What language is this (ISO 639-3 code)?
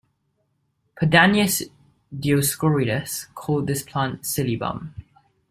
eng